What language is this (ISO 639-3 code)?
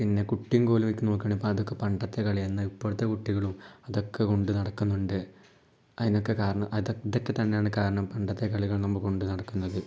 mal